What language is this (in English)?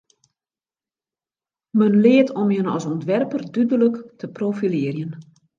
Western Frisian